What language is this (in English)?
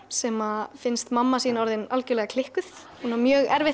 Icelandic